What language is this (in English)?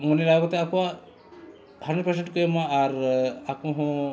Santali